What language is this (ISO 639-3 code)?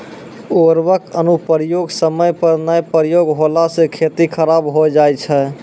mai